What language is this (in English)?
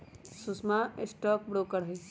Magahi